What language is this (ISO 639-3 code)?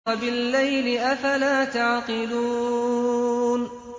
ara